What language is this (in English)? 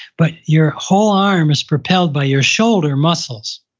English